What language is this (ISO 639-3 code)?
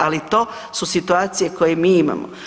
hrv